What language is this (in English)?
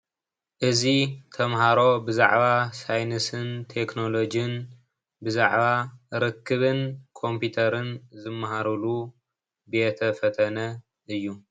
Tigrinya